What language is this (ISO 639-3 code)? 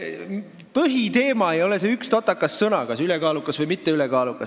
est